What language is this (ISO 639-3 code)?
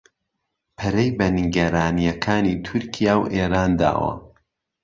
ckb